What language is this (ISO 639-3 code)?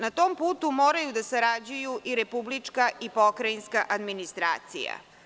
srp